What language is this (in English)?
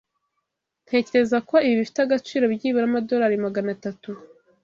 Kinyarwanda